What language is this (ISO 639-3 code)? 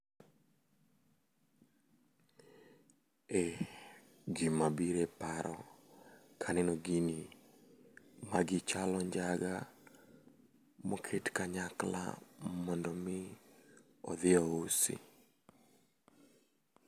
luo